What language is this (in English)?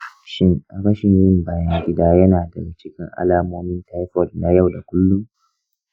Hausa